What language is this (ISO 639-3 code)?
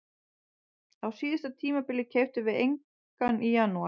isl